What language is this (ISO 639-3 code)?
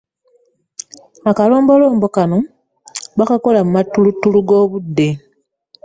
lug